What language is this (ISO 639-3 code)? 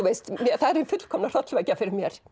isl